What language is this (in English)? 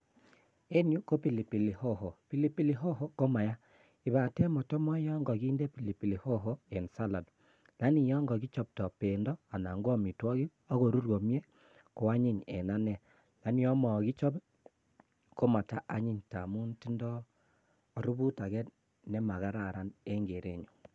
Kalenjin